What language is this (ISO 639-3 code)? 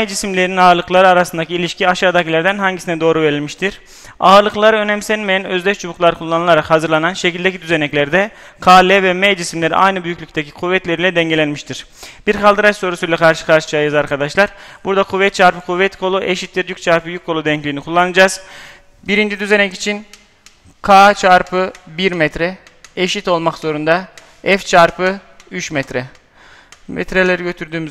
tur